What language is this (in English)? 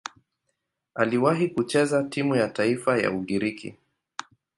Swahili